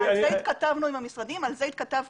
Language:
Hebrew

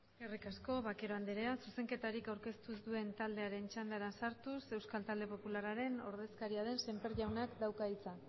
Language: Basque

